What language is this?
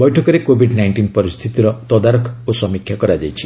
Odia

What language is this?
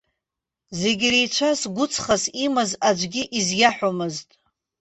Abkhazian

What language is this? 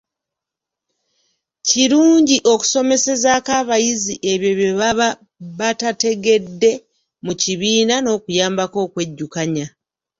Ganda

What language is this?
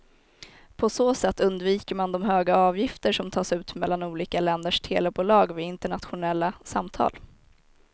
Swedish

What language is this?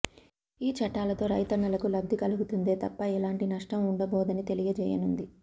Telugu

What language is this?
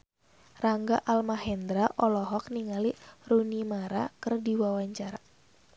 Sundanese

